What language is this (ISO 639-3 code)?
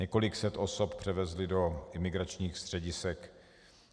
ces